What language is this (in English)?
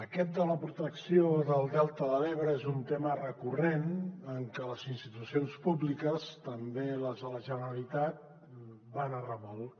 Catalan